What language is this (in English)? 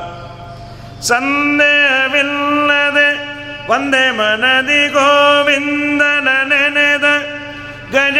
Kannada